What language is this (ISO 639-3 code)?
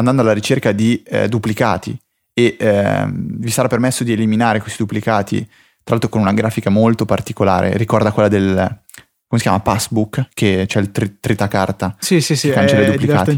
ita